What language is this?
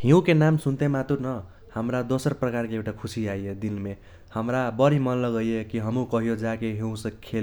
Kochila Tharu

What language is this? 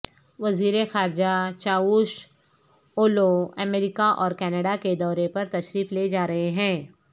Urdu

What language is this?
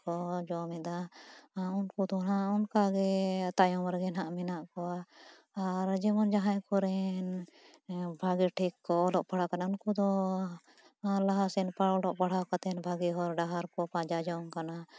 Santali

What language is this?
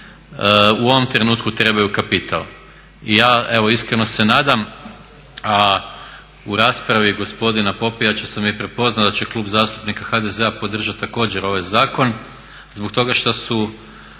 Croatian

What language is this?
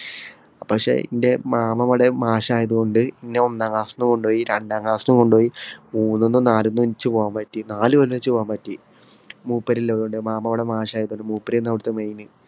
Malayalam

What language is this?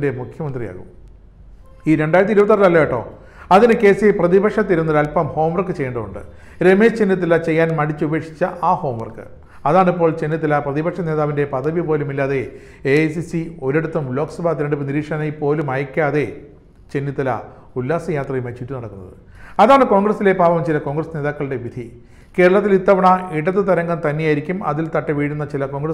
Malayalam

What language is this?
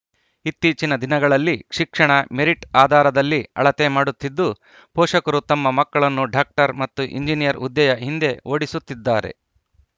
Kannada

